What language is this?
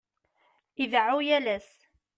Kabyle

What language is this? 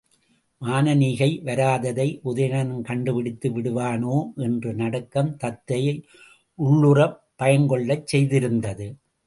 Tamil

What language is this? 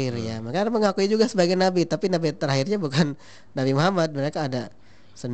Indonesian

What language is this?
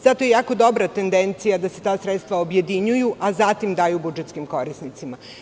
Serbian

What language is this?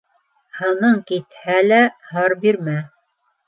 Bashkir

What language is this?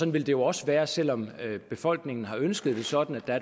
Danish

